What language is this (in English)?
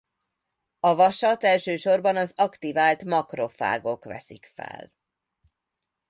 Hungarian